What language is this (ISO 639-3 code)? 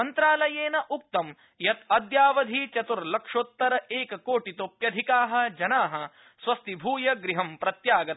san